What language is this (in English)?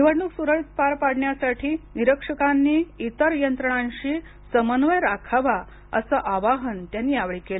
Marathi